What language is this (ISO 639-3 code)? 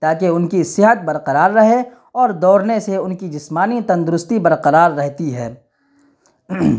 urd